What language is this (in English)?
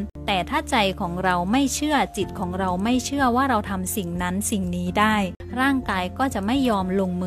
Thai